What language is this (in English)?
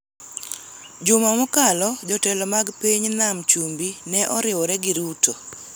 Luo (Kenya and Tanzania)